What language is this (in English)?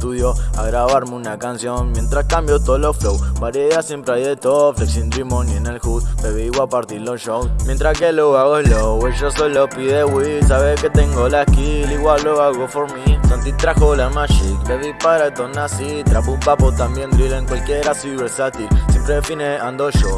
Spanish